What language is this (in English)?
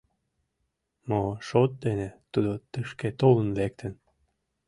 Mari